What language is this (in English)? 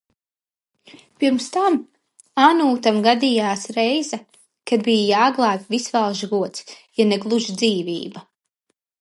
Latvian